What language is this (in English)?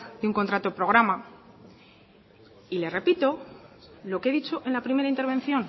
Spanish